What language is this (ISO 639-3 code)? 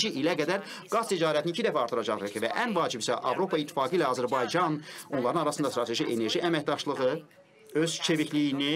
tur